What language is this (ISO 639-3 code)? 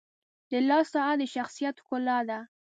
pus